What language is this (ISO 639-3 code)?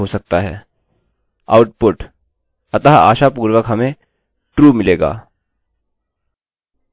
hin